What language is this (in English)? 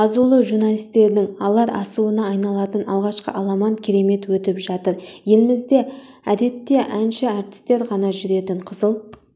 Kazakh